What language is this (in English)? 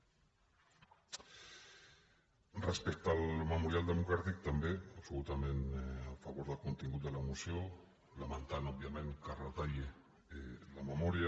Catalan